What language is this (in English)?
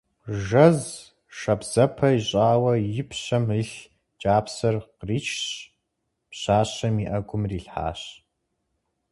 Kabardian